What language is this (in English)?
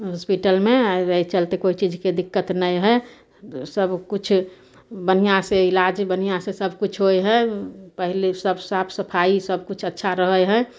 Maithili